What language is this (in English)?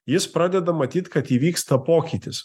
Lithuanian